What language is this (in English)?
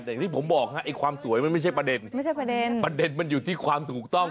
Thai